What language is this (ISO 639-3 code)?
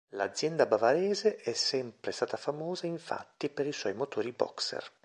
ita